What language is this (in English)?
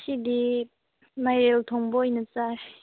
Manipuri